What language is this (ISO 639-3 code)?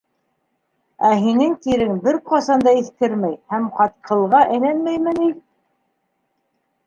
bak